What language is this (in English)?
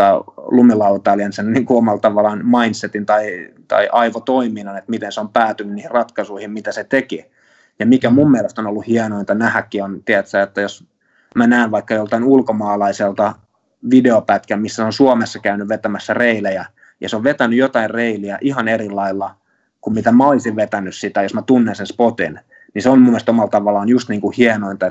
Finnish